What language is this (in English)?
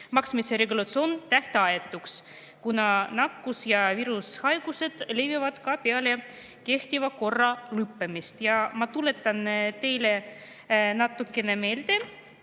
Estonian